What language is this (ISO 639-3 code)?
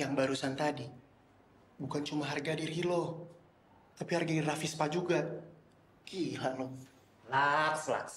ind